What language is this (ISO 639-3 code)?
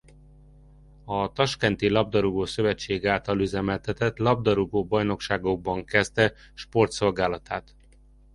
hun